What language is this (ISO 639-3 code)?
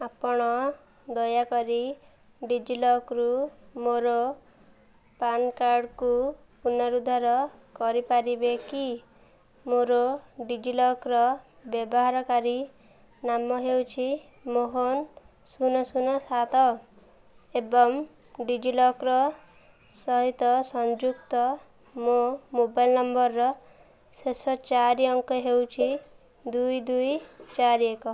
ori